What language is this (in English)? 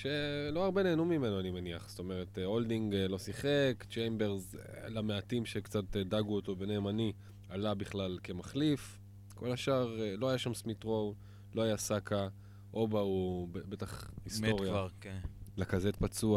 Hebrew